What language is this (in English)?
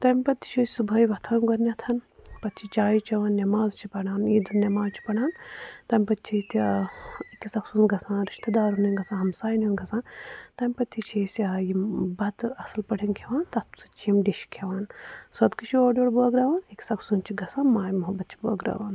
Kashmiri